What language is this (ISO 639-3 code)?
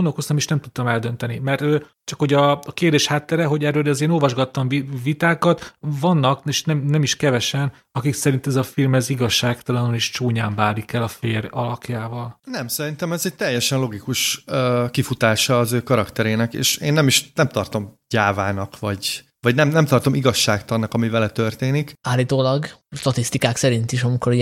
hun